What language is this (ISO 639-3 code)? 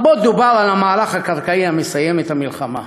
heb